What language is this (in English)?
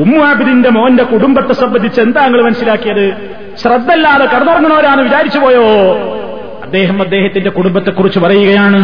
Malayalam